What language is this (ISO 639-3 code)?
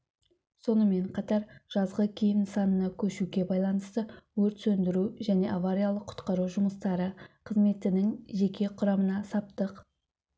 kaz